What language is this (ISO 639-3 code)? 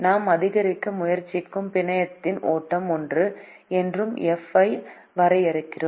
tam